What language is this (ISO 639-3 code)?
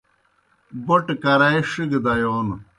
plk